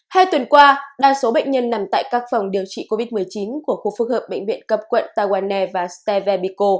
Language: Vietnamese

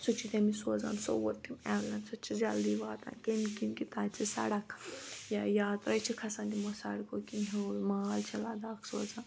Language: Kashmiri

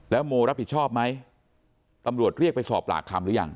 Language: Thai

